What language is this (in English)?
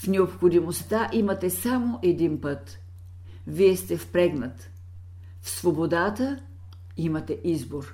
Bulgarian